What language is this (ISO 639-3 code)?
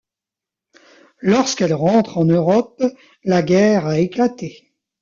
fra